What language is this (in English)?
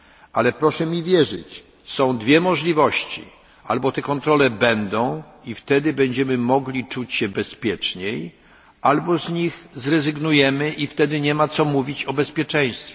Polish